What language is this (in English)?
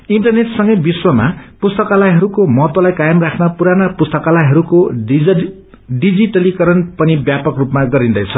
Nepali